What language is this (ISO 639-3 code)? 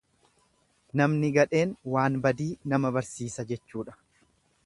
orm